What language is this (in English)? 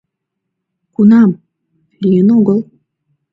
Mari